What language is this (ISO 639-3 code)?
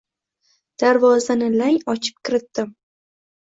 uzb